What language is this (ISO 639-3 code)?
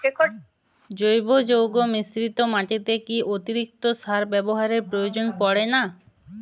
ben